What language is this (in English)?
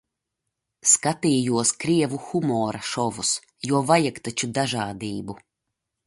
Latvian